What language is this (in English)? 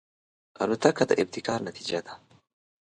Pashto